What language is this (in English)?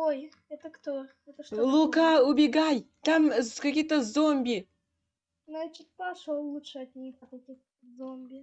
Russian